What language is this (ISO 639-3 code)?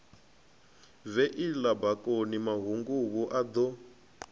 ven